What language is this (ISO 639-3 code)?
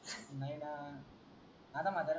mar